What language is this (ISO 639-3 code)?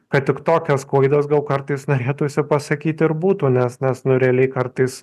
lit